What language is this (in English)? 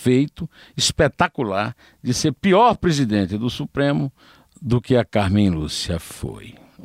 Portuguese